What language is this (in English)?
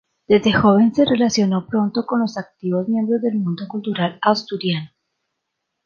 Spanish